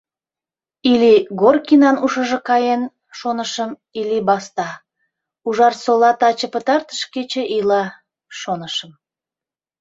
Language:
Mari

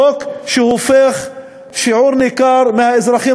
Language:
Hebrew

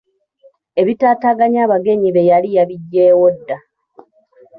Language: Ganda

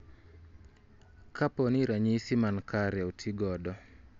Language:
Luo (Kenya and Tanzania)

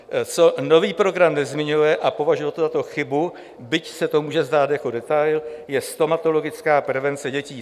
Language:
Czech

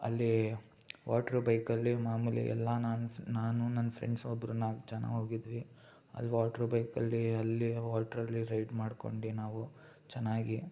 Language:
Kannada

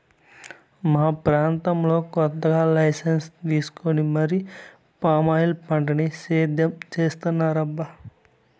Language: Telugu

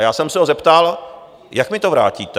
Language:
Czech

